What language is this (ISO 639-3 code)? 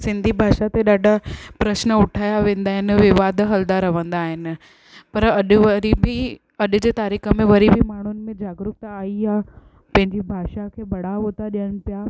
snd